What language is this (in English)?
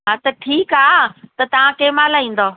Sindhi